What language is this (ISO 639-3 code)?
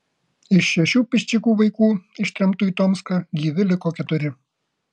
lit